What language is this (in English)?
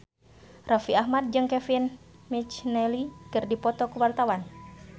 Sundanese